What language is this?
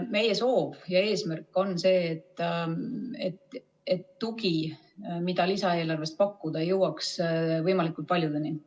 Estonian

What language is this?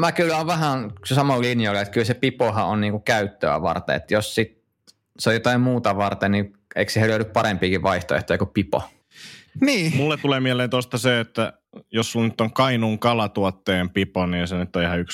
Finnish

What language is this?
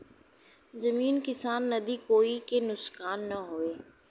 Bhojpuri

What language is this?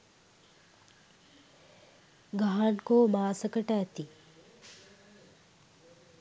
Sinhala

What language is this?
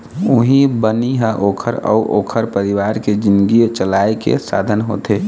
Chhattisgarhi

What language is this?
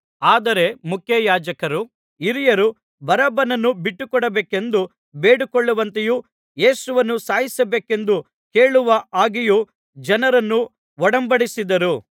Kannada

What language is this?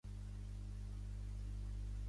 Catalan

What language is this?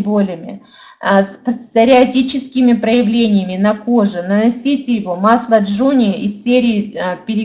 Russian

